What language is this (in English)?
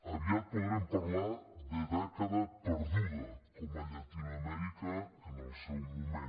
Catalan